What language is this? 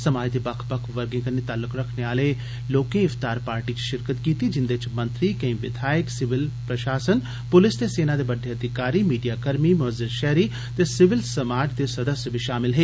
Dogri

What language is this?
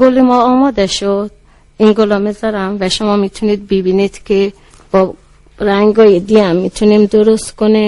Persian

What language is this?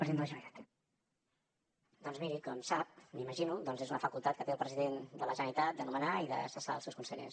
Catalan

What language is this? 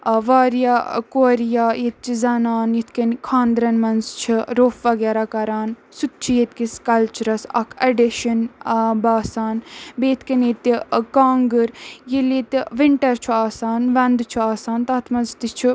Kashmiri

